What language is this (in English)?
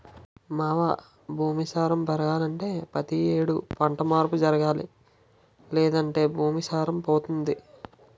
Telugu